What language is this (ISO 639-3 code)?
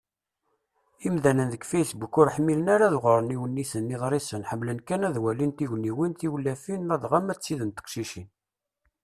kab